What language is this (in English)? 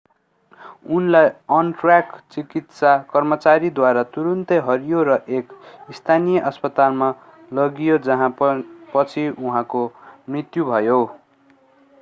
Nepali